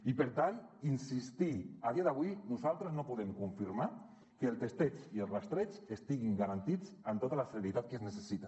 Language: Catalan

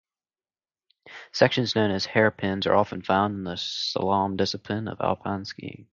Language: English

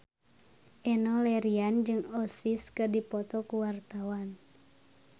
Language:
Sundanese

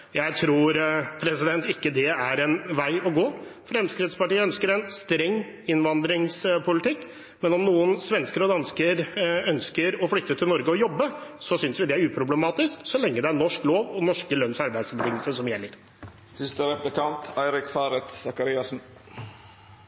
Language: Norwegian Bokmål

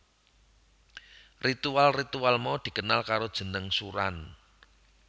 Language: Javanese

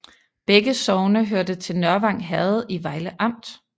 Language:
Danish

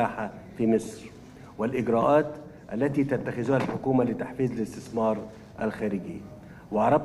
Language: Arabic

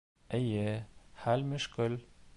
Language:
Bashkir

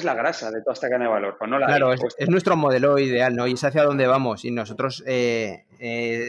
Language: Spanish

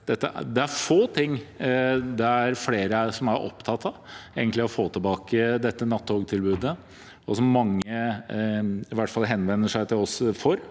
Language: Norwegian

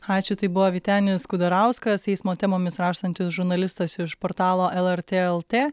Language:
Lithuanian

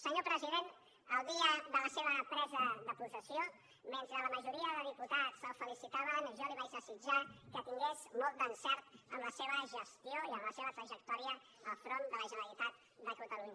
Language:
Catalan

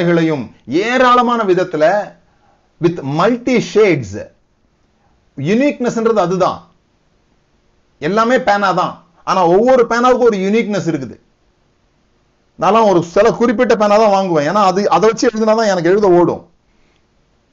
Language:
Tamil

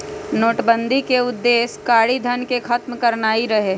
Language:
Magahi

